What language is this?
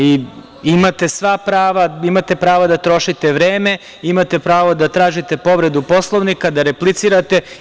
Serbian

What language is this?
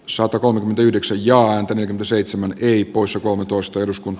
Finnish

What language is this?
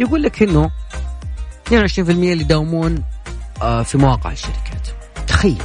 Arabic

